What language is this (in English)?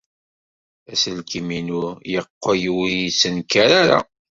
Kabyle